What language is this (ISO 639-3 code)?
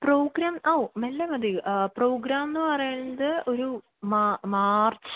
mal